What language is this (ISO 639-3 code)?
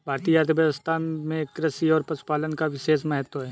hin